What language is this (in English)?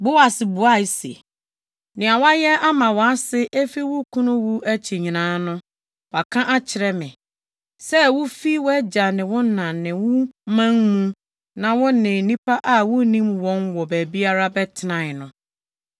Akan